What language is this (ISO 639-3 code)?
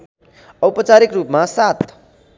nep